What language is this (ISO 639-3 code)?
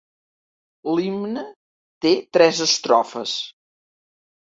cat